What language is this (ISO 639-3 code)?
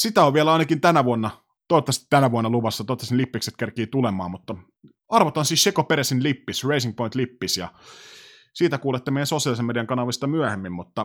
fin